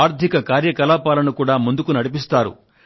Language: Telugu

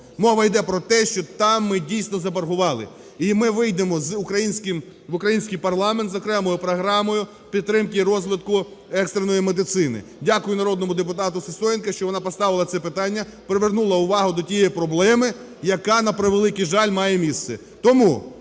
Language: Ukrainian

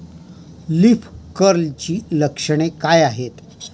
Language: Marathi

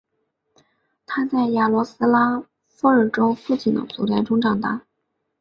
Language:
Chinese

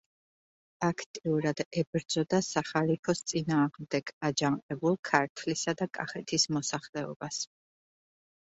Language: Georgian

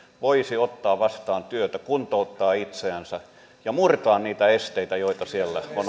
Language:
Finnish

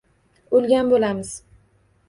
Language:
Uzbek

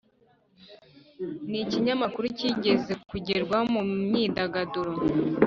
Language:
Kinyarwanda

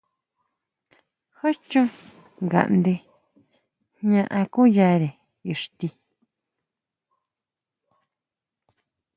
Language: Huautla Mazatec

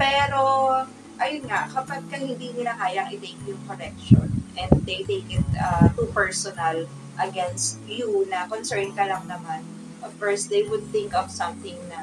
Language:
Filipino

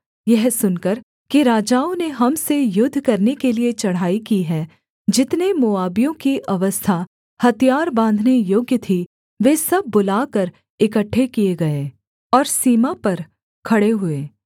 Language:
Hindi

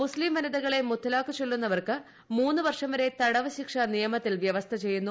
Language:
Malayalam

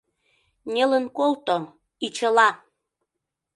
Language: Mari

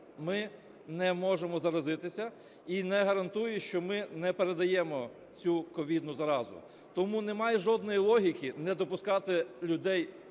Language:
Ukrainian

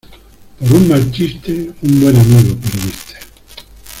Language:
Spanish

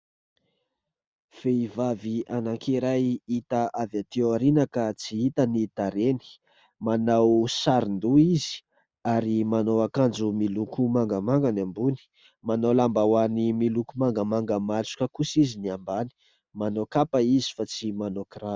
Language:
Malagasy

